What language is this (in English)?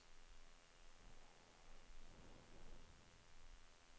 Swedish